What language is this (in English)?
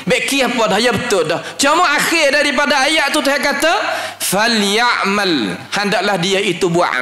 Malay